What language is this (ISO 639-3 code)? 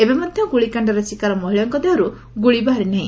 ori